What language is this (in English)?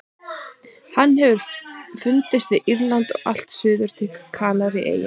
Icelandic